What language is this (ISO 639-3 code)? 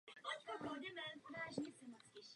ces